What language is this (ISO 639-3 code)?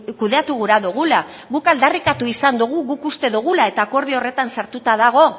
eus